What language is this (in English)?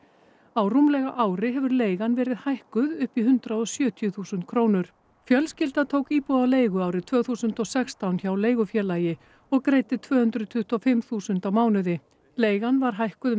Icelandic